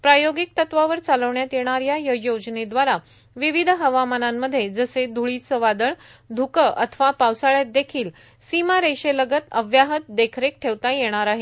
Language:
Marathi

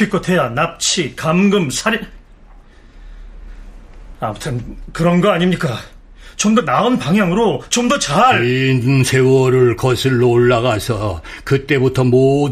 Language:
Korean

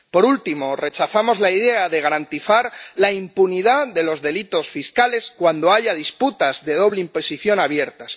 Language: Spanish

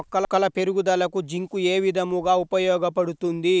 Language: Telugu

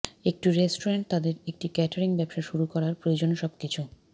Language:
Bangla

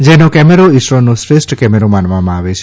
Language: Gujarati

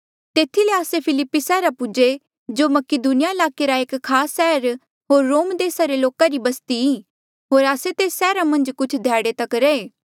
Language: Mandeali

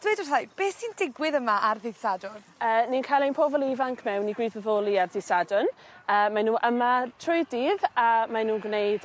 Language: Welsh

